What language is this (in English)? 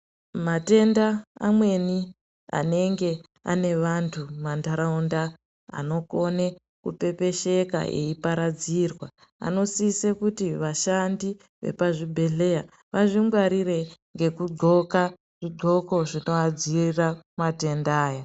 Ndau